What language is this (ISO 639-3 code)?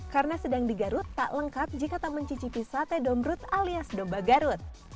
ind